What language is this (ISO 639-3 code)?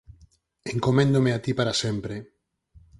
glg